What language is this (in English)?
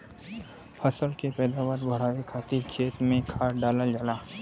Bhojpuri